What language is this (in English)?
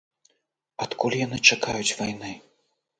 Belarusian